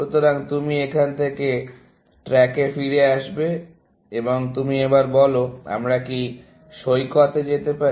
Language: Bangla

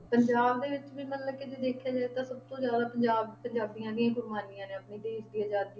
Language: Punjabi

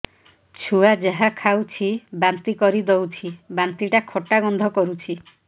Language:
Odia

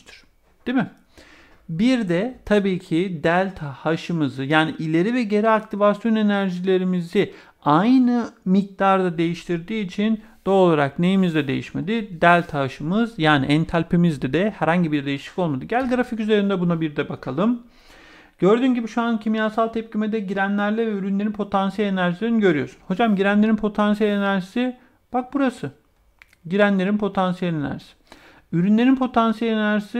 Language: Turkish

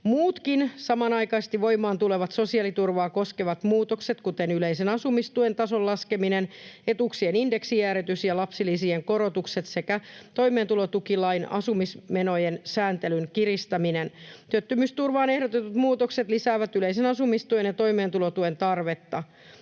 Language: Finnish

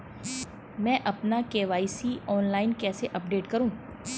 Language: Hindi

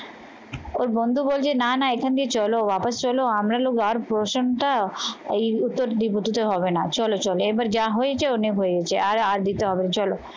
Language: Bangla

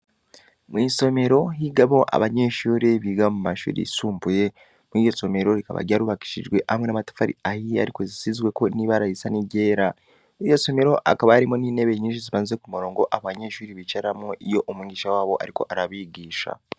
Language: Rundi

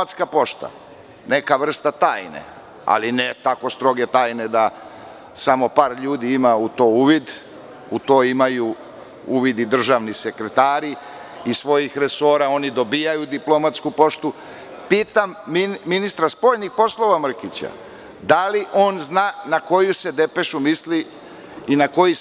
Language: Serbian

